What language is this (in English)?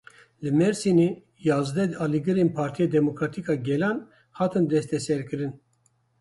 Kurdish